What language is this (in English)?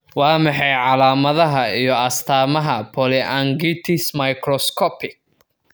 Somali